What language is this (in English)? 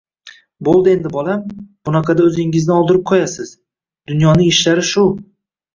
Uzbek